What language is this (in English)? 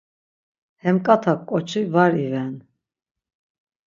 Laz